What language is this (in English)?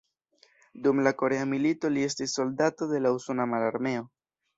Esperanto